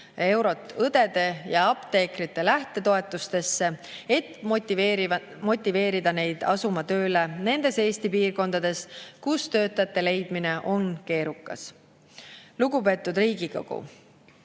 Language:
Estonian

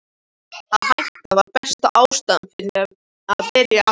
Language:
Icelandic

